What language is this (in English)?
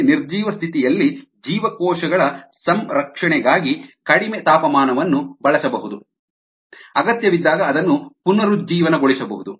Kannada